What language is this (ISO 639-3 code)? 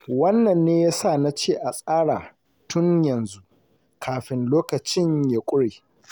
hau